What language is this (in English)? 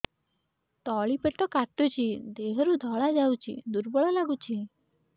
Odia